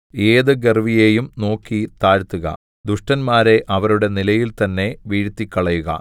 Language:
Malayalam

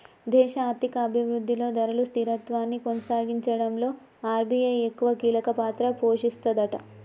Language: Telugu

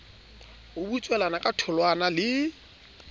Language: Southern Sotho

